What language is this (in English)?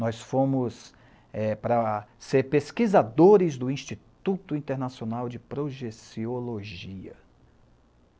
Portuguese